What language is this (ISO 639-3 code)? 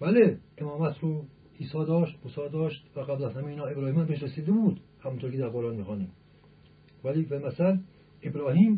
fas